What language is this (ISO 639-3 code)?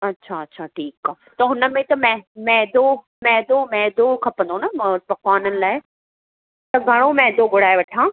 snd